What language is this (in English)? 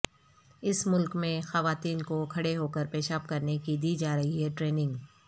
Urdu